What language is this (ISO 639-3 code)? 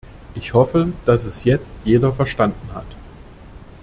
deu